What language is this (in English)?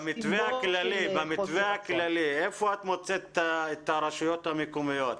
Hebrew